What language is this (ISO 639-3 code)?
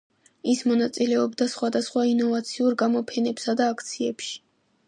kat